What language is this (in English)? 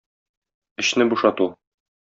Tatar